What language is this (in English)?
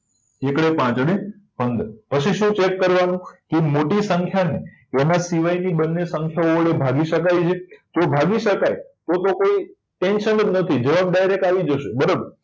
Gujarati